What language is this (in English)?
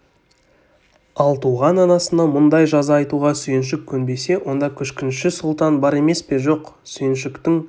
Kazakh